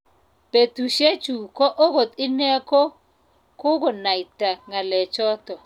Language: Kalenjin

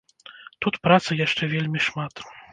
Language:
Belarusian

